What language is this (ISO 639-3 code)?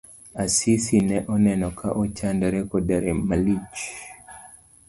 luo